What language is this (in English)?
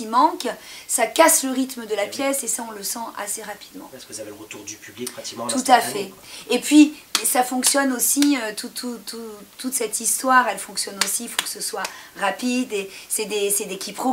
French